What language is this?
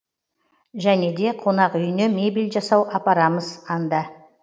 Kazakh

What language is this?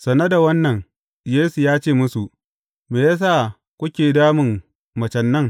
Hausa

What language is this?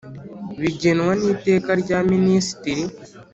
Kinyarwanda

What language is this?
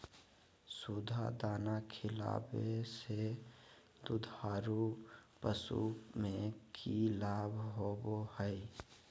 Magahi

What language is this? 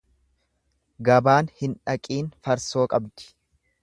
Oromo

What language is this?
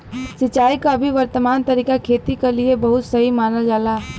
Bhojpuri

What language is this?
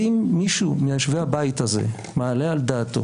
Hebrew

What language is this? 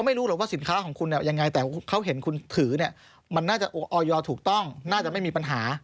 Thai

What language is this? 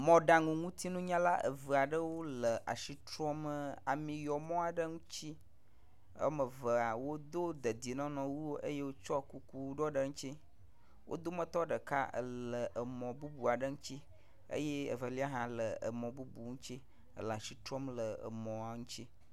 Ewe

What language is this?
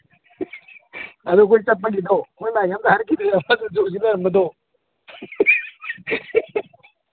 Manipuri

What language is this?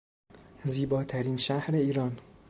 Persian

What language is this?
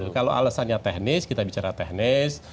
Indonesian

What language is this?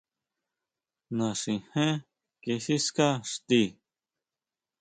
Huautla Mazatec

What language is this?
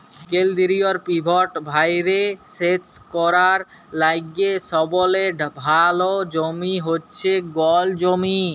Bangla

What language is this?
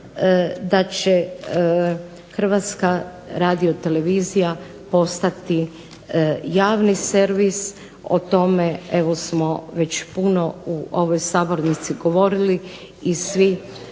Croatian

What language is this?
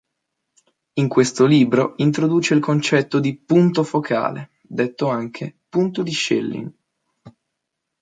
Italian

